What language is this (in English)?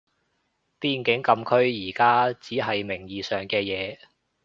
Cantonese